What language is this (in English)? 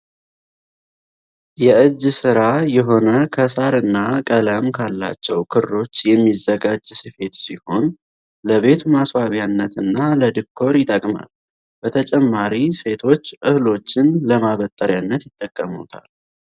Amharic